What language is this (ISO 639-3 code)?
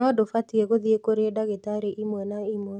kik